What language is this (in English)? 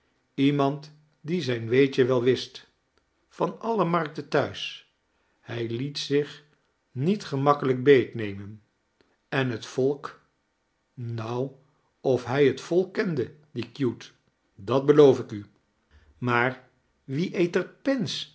Dutch